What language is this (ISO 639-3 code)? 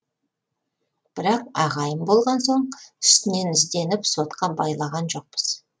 kaz